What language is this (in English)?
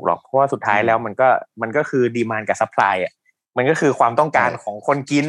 Thai